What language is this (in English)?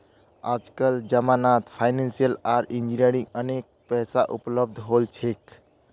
Magahi